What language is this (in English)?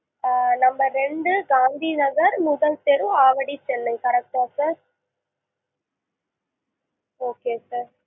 Tamil